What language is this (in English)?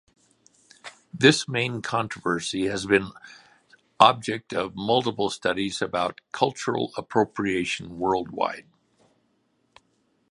English